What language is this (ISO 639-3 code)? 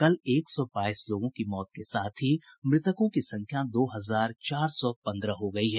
hin